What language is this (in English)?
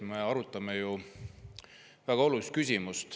Estonian